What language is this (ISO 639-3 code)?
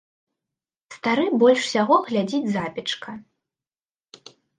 bel